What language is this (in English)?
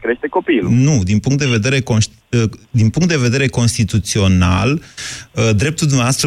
Romanian